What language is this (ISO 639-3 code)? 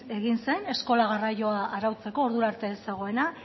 eus